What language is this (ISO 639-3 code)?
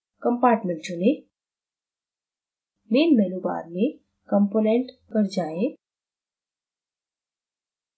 hin